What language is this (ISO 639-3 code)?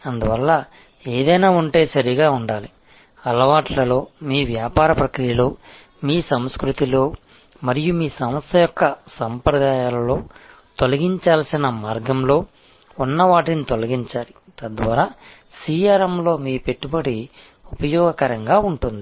tel